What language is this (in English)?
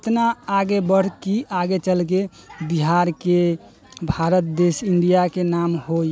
Maithili